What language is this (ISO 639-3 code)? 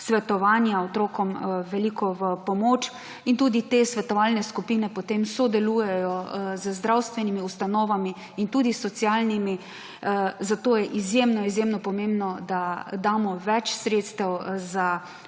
slv